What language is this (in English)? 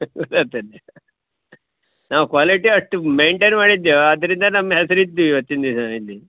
Kannada